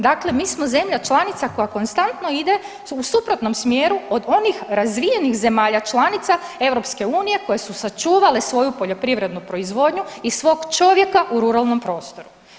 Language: Croatian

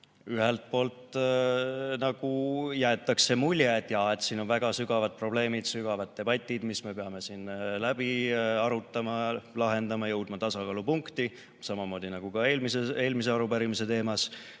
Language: Estonian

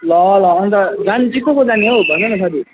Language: Nepali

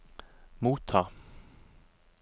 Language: Norwegian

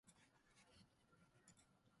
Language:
Japanese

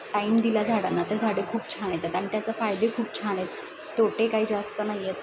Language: Marathi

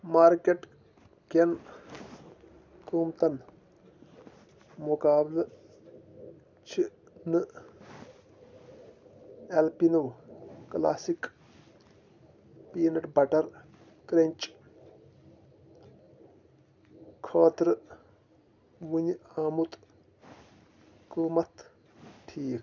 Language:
Kashmiri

